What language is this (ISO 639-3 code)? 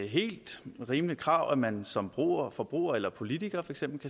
dan